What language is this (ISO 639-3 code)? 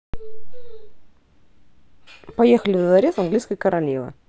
rus